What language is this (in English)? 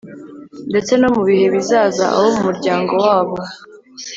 Kinyarwanda